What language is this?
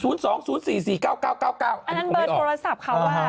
Thai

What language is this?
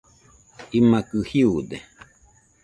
Nüpode Huitoto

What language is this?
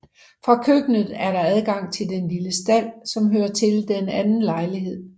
Danish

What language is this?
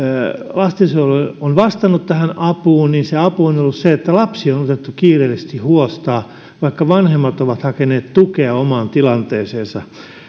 Finnish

